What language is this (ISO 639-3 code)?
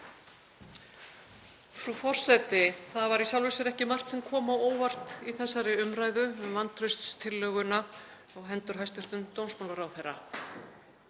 isl